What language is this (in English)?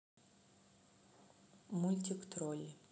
Russian